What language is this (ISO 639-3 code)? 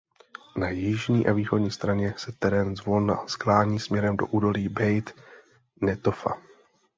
ces